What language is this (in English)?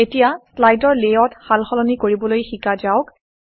Assamese